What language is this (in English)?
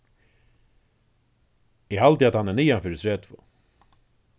Faroese